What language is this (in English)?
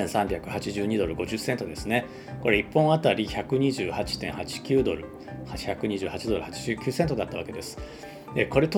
Japanese